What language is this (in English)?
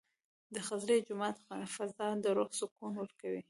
Pashto